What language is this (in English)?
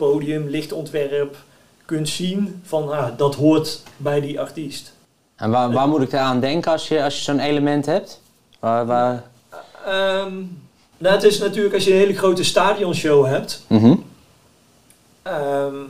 Dutch